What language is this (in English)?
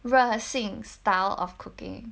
English